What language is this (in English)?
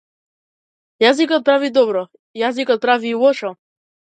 Macedonian